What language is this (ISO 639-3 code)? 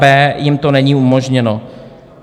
ces